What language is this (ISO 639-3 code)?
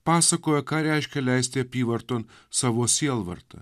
lit